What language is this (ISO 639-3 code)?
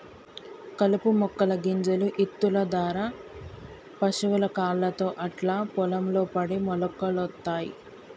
tel